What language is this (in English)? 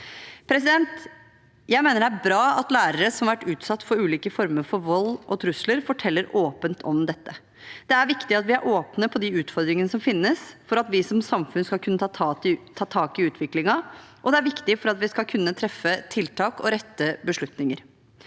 Norwegian